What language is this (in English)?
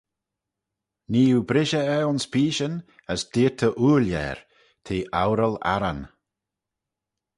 Manx